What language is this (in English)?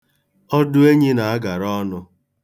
Igbo